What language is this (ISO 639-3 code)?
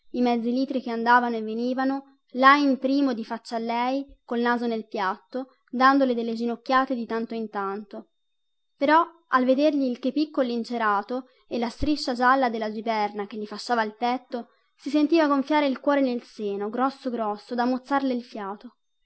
ita